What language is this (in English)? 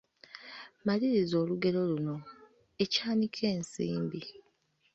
Ganda